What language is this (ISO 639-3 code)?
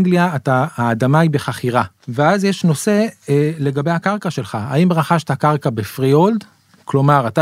heb